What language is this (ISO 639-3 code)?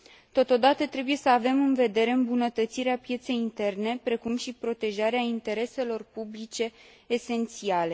ron